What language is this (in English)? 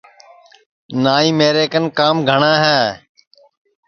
Sansi